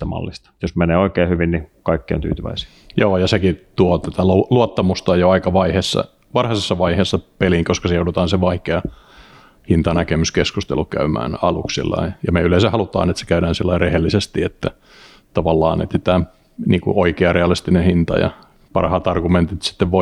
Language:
Finnish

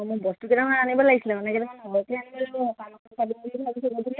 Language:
Assamese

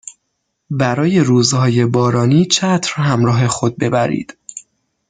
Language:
Persian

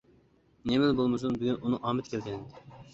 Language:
Uyghur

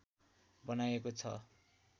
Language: Nepali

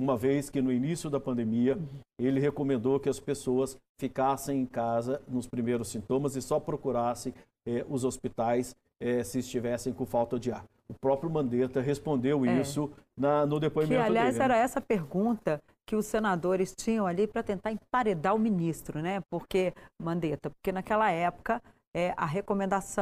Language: Portuguese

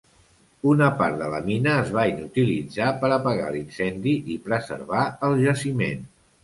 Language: Catalan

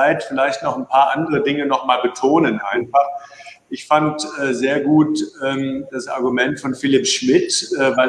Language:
German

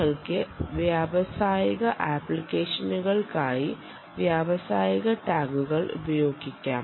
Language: Malayalam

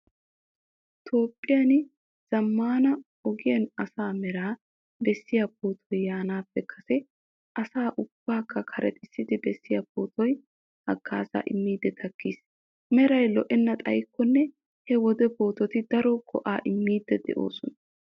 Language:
Wolaytta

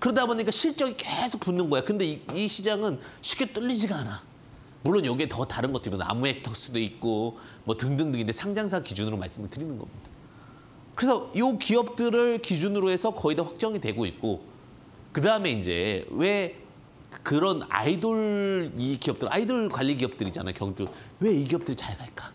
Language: Korean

